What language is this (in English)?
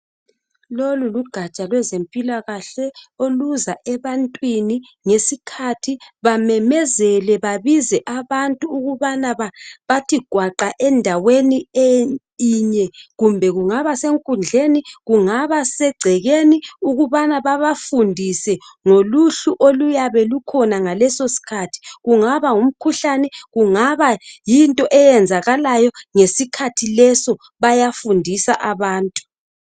North Ndebele